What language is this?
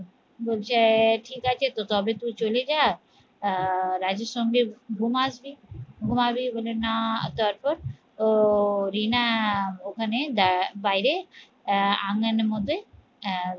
Bangla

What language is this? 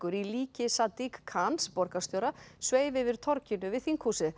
Icelandic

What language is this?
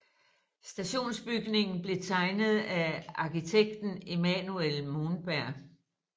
Danish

